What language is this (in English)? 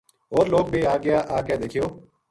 Gujari